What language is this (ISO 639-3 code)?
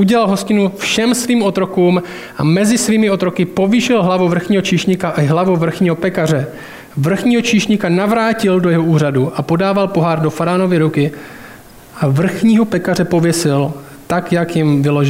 ces